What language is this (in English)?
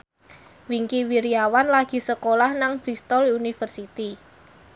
Javanese